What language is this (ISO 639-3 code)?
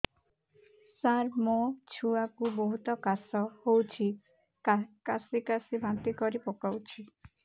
ori